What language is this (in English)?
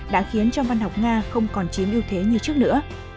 Vietnamese